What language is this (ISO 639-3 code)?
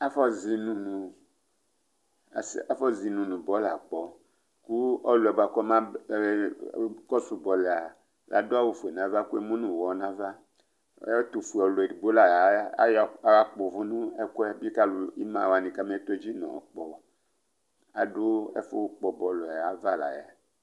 kpo